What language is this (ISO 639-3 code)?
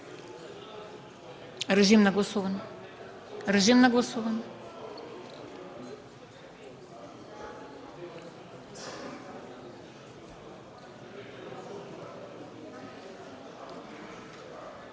bul